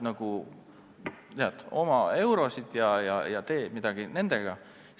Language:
Estonian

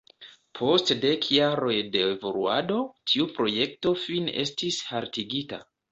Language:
Esperanto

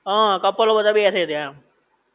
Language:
Gujarati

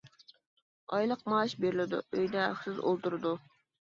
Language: Uyghur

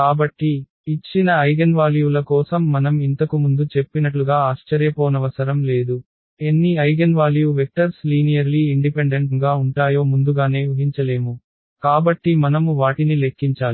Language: Telugu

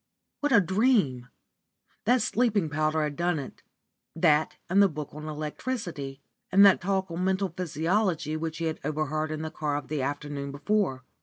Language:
English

